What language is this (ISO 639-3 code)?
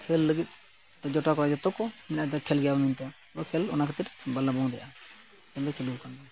sat